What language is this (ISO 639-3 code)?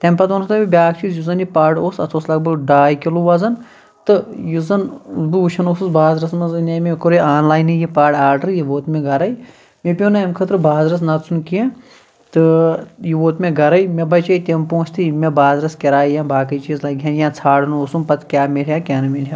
kas